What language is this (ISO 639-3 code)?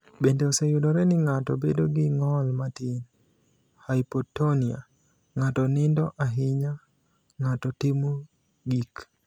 luo